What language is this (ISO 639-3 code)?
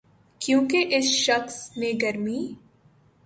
urd